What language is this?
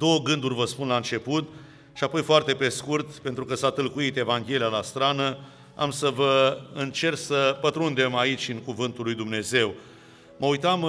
Romanian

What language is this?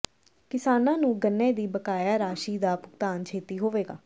Punjabi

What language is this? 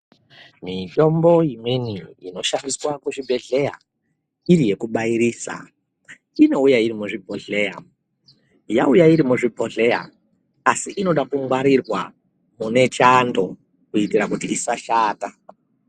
Ndau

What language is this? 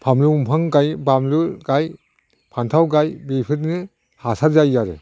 Bodo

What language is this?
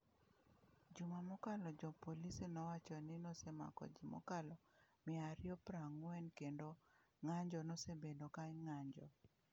Luo (Kenya and Tanzania)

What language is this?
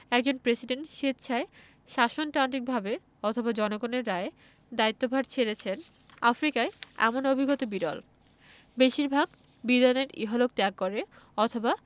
Bangla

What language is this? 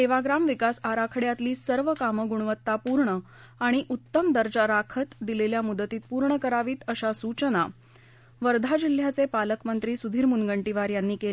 Marathi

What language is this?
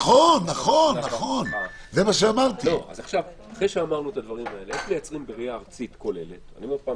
Hebrew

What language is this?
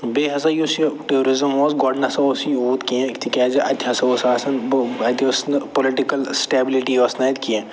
Kashmiri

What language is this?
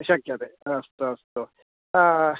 Sanskrit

